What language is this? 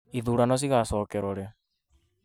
Kikuyu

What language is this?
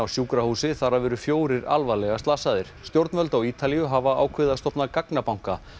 Icelandic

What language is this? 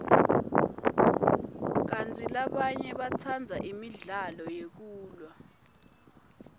Swati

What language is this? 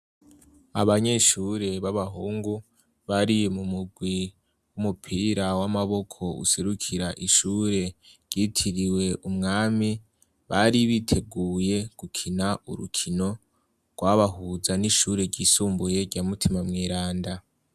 Rundi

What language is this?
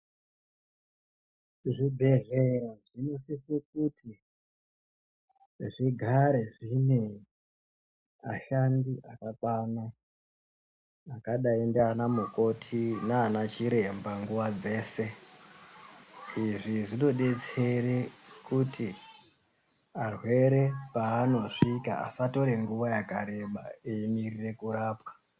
Ndau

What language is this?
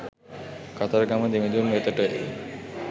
Sinhala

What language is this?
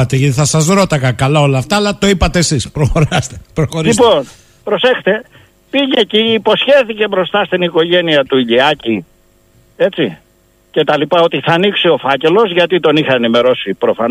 Greek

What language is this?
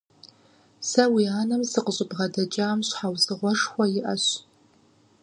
Kabardian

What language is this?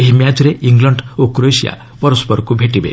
Odia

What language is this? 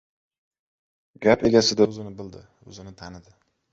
Uzbek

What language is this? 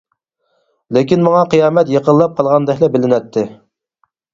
Uyghur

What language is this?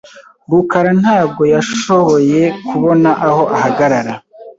Kinyarwanda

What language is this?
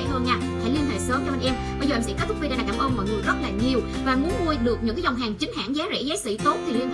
Vietnamese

